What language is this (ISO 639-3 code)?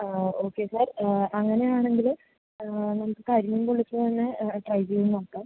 mal